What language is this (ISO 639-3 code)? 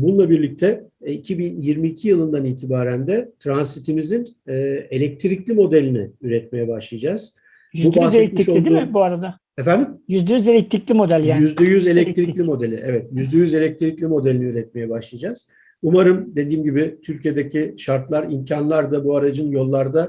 tur